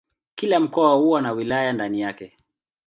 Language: Swahili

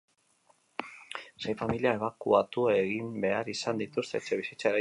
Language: Basque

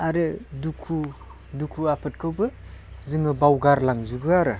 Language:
Bodo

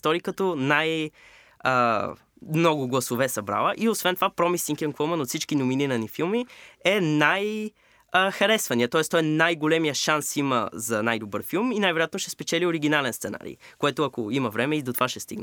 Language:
Bulgarian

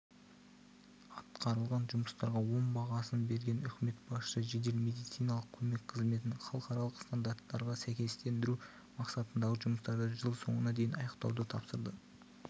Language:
Kazakh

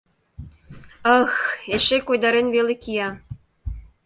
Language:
Mari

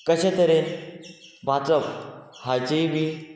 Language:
Konkani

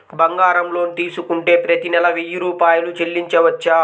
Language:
Telugu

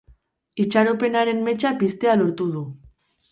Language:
Basque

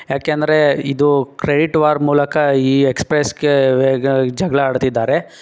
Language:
Kannada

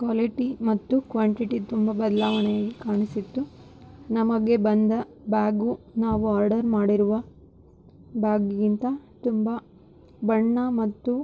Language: Kannada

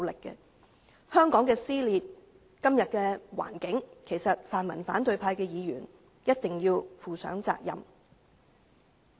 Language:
Cantonese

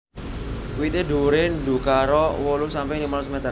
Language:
Javanese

